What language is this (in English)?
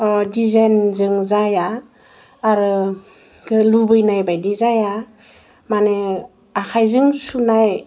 Bodo